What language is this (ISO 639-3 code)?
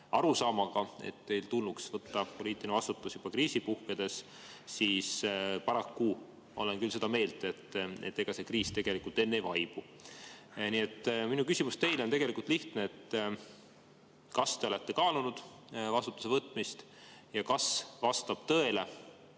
est